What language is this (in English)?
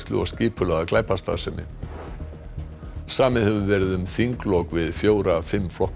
Icelandic